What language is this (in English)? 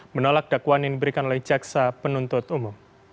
Indonesian